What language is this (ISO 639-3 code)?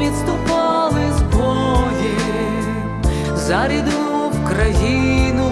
ukr